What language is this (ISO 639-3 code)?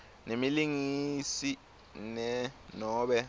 ssw